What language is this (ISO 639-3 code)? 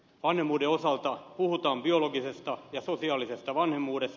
fin